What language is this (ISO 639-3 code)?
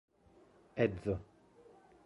epo